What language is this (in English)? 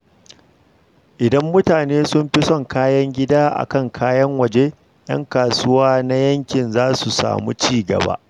Hausa